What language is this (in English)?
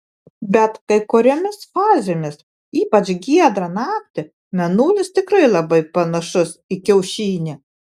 Lithuanian